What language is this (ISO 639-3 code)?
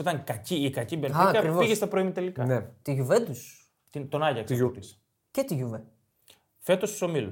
ell